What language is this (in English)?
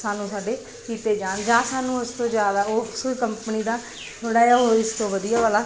Punjabi